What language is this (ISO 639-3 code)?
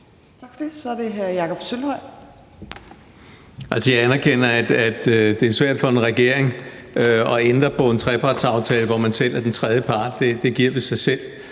dan